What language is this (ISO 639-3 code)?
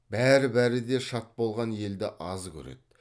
kaz